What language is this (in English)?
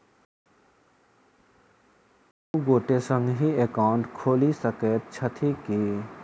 Maithili